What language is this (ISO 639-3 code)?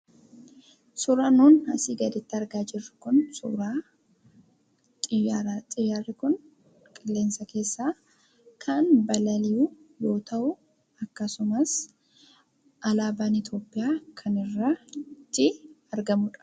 orm